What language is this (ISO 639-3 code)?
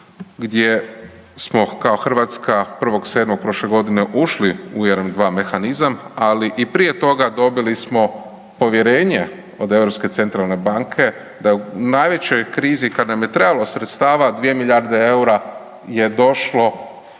hrv